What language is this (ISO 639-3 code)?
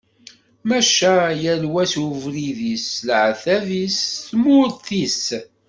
kab